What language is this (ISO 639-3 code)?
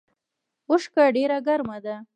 pus